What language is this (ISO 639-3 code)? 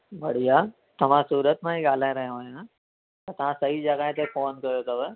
snd